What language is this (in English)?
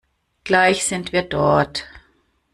German